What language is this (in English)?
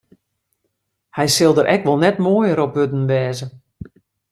Western Frisian